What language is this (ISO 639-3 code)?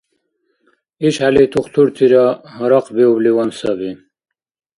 dar